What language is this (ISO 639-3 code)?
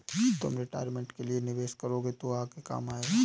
hin